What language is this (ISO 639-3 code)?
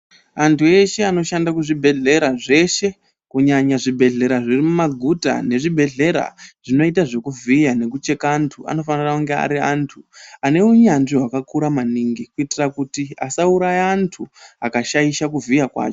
ndc